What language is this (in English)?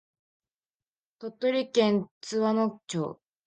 Japanese